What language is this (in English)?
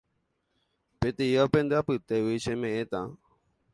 Guarani